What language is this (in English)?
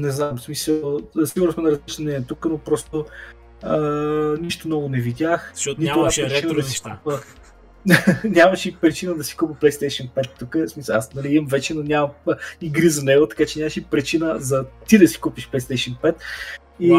Bulgarian